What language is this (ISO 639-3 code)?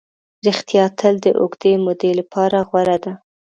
pus